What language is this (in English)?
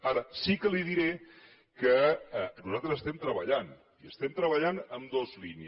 Catalan